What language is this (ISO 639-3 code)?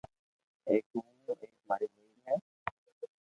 lrk